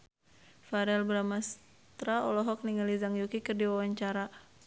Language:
Sundanese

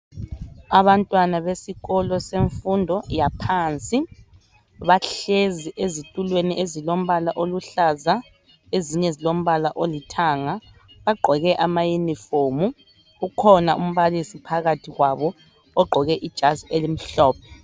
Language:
North Ndebele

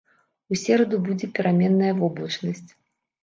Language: Belarusian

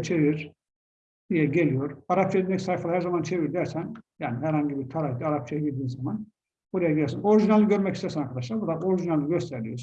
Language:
Turkish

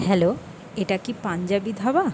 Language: Bangla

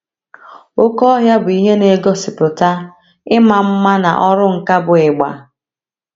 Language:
Igbo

